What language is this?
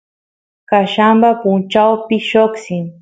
Santiago del Estero Quichua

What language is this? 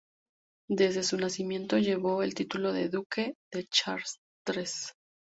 Spanish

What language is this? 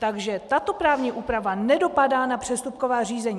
Czech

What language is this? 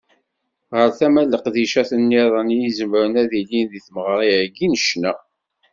Kabyle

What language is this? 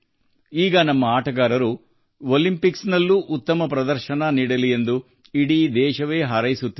Kannada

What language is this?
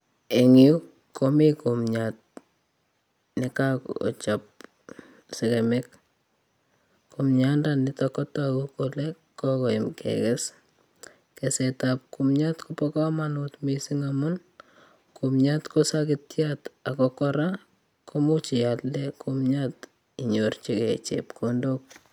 Kalenjin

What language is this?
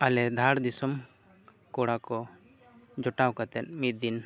Santali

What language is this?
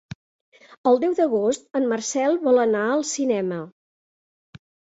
Catalan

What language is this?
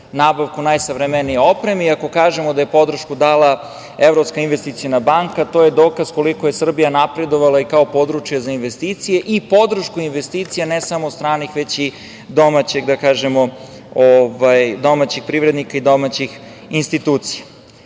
Serbian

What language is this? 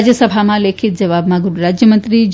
Gujarati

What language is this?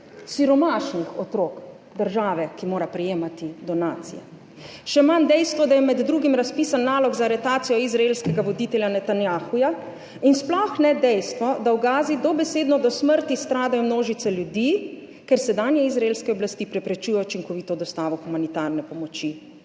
Slovenian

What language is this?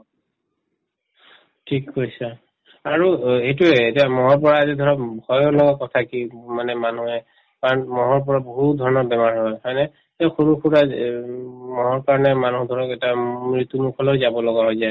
Assamese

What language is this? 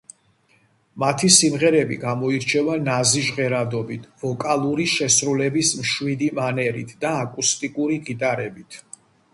Georgian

